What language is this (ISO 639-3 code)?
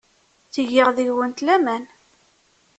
kab